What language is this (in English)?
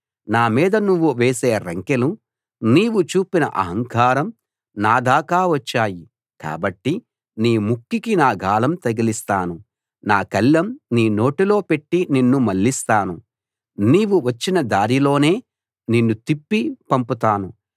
Telugu